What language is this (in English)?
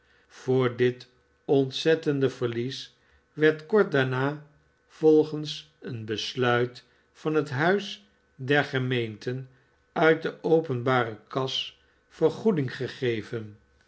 Dutch